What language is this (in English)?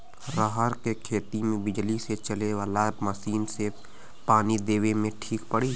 Bhojpuri